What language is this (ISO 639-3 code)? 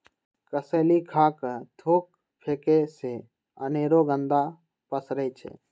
mag